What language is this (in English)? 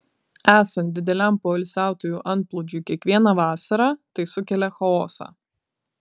Lithuanian